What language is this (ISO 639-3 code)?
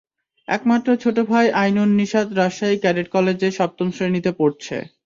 ben